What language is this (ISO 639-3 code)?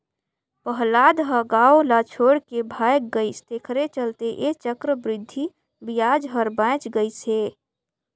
hne